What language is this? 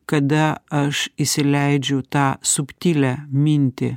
Lithuanian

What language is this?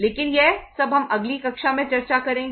Hindi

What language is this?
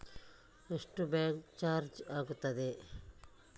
Kannada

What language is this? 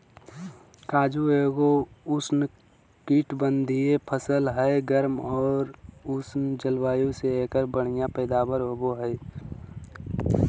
Magahi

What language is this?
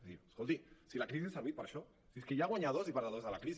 Catalan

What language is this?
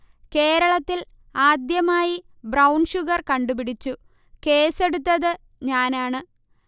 Malayalam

